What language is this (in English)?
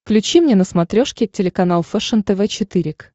Russian